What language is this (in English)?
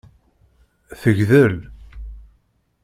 Kabyle